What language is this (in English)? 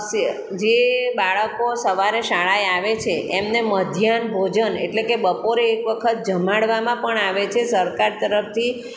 Gujarati